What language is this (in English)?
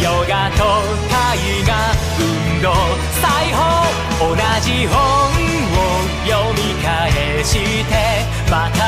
Japanese